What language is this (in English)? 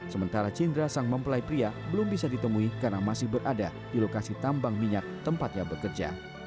Indonesian